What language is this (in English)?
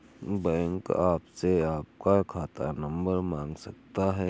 Hindi